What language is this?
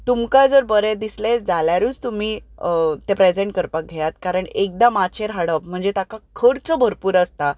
Konkani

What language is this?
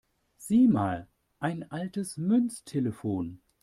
German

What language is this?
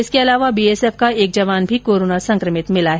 Hindi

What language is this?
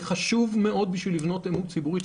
Hebrew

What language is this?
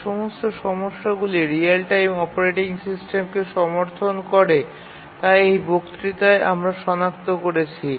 Bangla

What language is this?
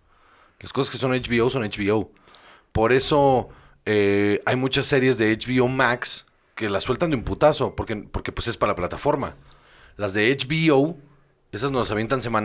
Spanish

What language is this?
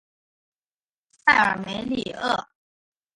Chinese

